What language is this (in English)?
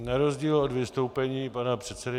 Czech